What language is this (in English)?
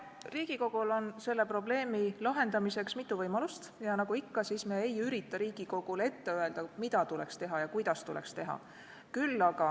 Estonian